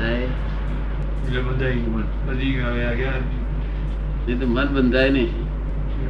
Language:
Gujarati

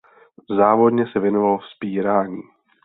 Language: Czech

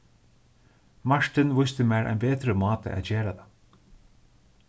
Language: Faroese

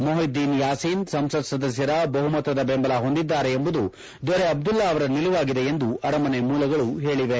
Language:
Kannada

